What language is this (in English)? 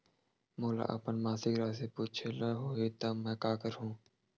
Chhattisgarhi